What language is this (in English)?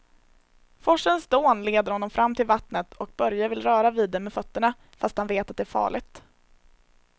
Swedish